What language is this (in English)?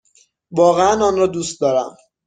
Persian